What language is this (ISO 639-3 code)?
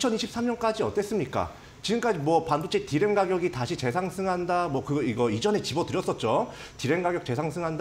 kor